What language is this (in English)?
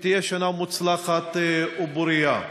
Hebrew